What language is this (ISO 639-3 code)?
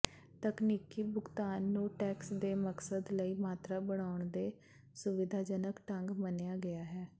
pan